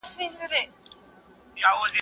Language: Pashto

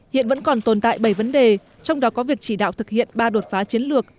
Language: Vietnamese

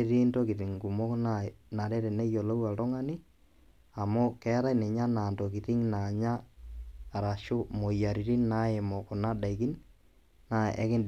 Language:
Masai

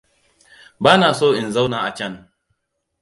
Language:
Hausa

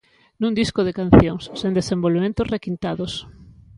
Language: Galician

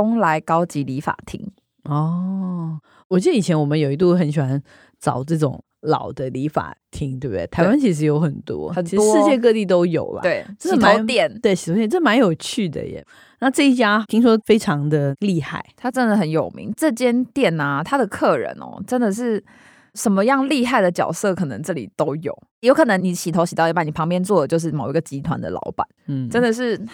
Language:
Chinese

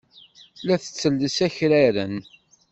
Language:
Kabyle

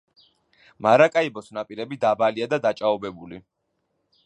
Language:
Georgian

